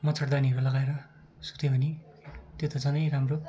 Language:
Nepali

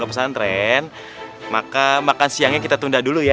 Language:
Indonesian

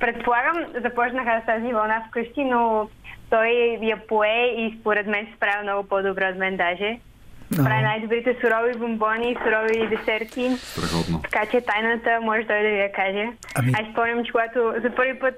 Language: Bulgarian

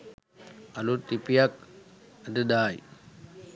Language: Sinhala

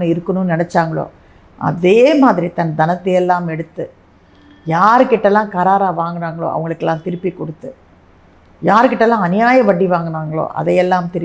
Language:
Tamil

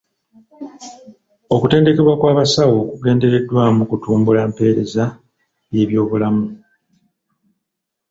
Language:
Ganda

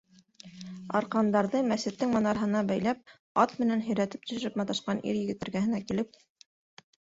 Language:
Bashkir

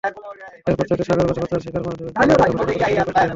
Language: Bangla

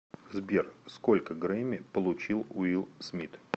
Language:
Russian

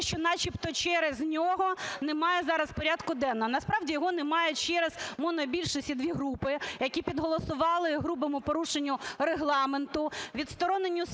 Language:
Ukrainian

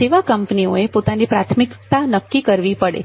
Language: Gujarati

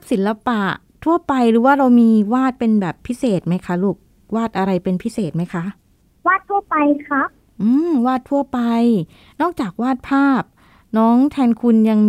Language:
Thai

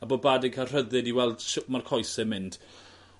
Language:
Welsh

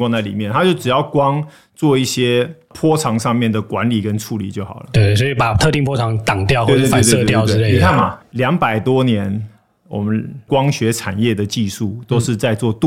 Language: Chinese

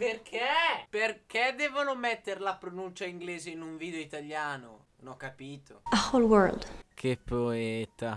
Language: Italian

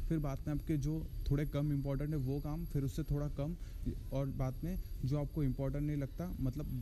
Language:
Hindi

